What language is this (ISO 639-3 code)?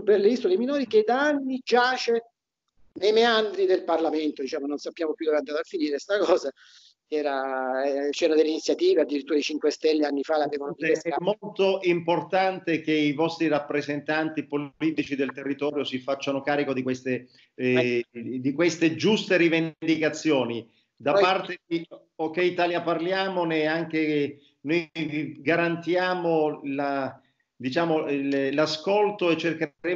ita